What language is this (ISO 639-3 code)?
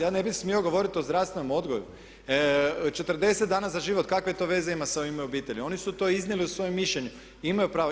hrv